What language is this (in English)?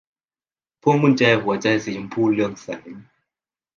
Thai